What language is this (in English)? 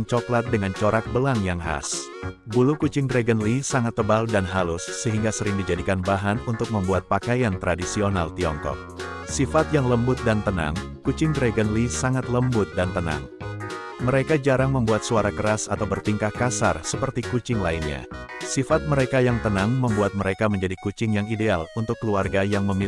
Indonesian